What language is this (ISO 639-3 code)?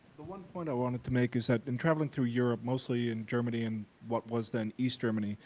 eng